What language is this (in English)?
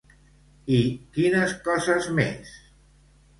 Catalan